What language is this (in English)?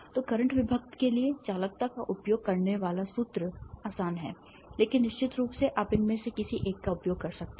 Hindi